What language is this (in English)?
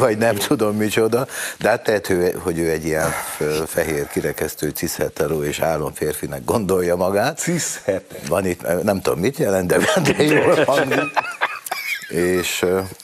Hungarian